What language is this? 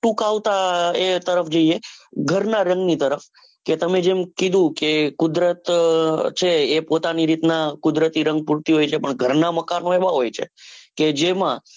Gujarati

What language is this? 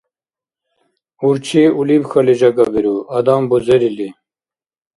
Dargwa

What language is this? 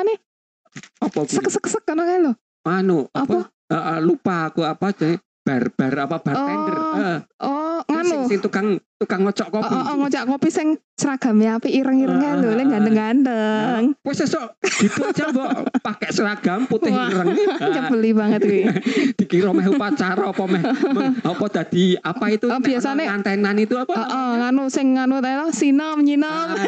Indonesian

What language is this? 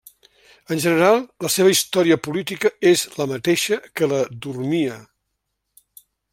Catalan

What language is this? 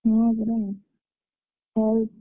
Odia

